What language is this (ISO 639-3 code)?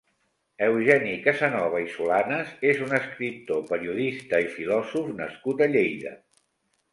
cat